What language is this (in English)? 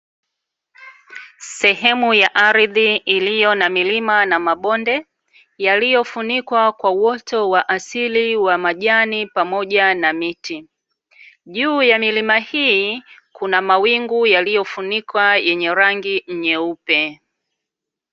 Swahili